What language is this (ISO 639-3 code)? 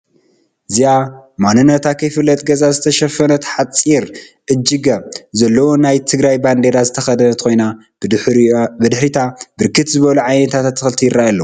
tir